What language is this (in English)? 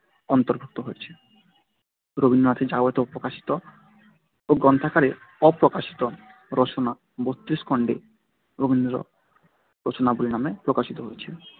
Bangla